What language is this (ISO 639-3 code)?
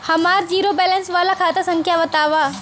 bho